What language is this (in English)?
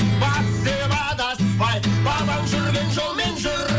Kazakh